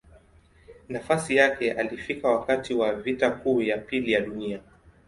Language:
Swahili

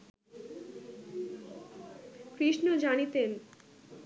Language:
Bangla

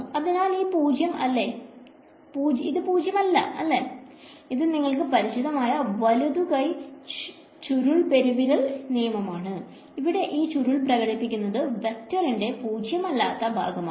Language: Malayalam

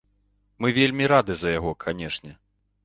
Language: Belarusian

